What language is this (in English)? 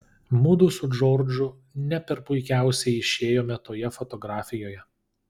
Lithuanian